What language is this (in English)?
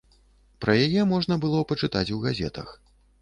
Belarusian